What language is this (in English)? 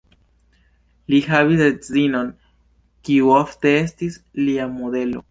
Esperanto